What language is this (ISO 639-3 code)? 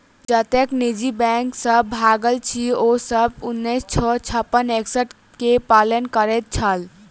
mai